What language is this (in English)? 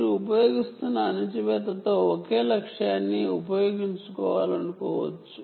Telugu